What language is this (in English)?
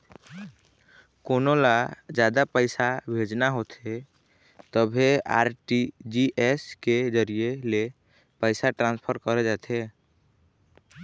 Chhattisgarhi